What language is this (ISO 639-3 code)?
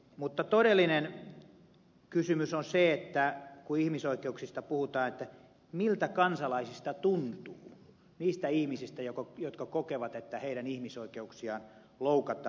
fin